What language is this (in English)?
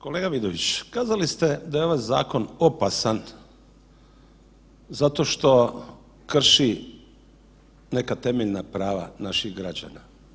Croatian